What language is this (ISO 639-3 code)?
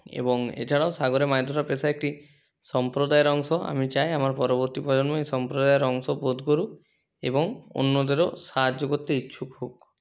ben